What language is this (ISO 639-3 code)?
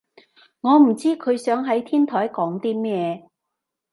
yue